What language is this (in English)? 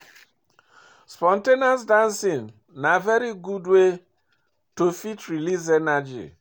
Nigerian Pidgin